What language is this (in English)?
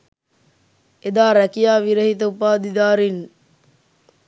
Sinhala